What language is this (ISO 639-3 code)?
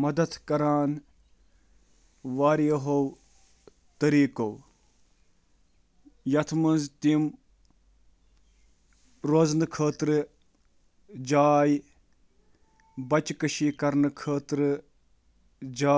kas